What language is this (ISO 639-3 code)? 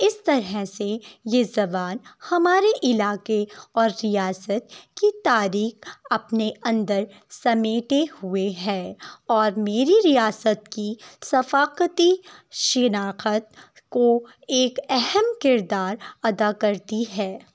urd